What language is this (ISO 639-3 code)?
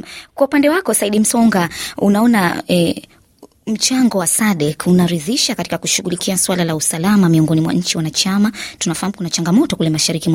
swa